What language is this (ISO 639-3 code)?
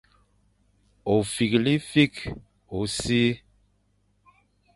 fan